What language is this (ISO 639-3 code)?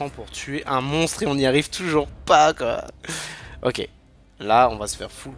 fra